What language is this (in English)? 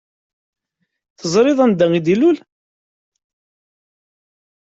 Kabyle